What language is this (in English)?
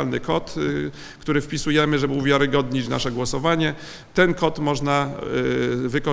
Polish